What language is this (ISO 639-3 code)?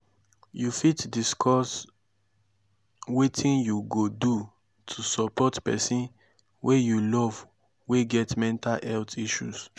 pcm